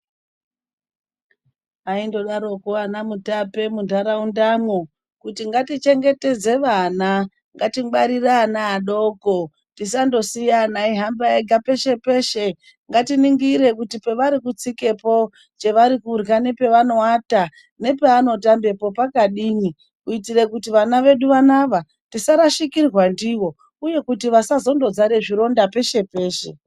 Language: Ndau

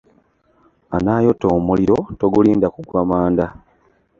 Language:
Ganda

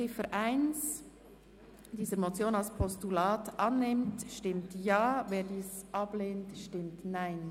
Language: Swiss German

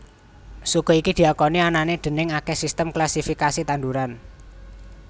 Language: Javanese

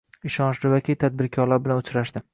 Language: Uzbek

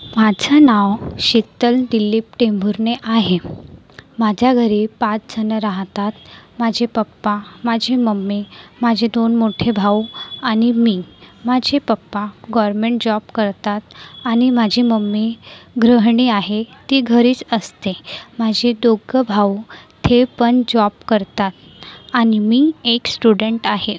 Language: Marathi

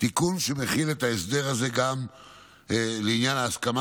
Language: Hebrew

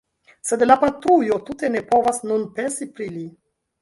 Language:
Esperanto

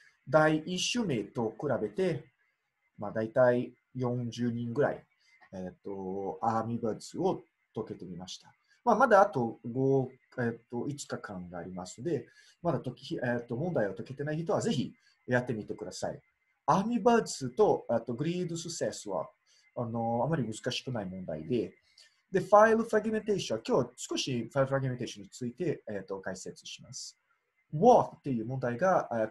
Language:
Japanese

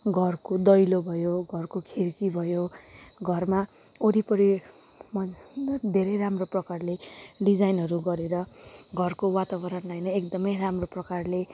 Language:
Nepali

